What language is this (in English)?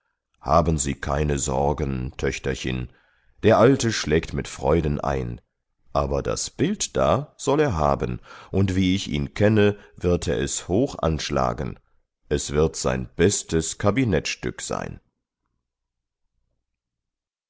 German